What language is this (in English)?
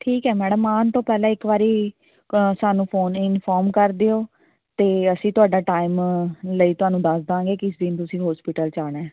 Punjabi